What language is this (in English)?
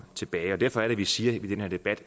Danish